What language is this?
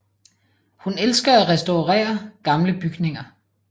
Danish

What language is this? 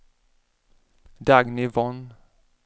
Swedish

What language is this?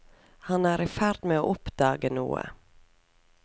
Norwegian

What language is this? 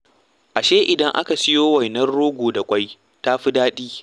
Hausa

